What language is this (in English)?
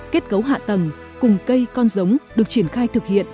Vietnamese